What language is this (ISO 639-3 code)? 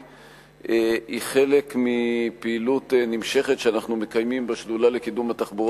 heb